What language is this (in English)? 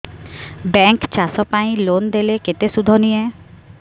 Odia